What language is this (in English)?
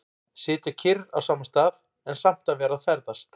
Icelandic